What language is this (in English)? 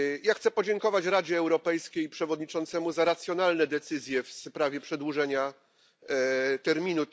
Polish